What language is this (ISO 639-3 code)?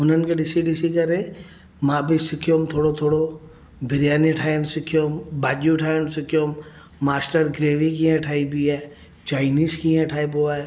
snd